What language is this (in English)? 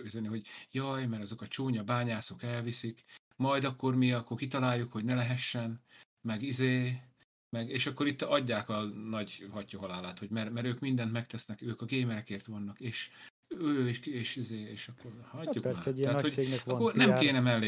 Hungarian